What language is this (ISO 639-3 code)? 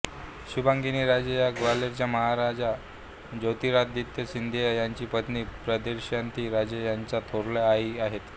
mar